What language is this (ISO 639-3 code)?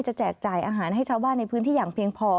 tha